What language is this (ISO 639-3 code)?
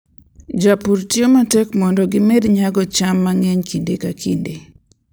luo